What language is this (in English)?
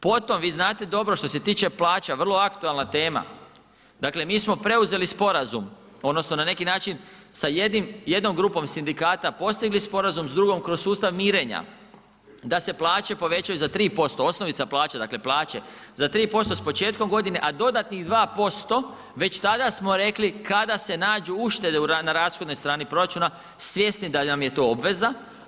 Croatian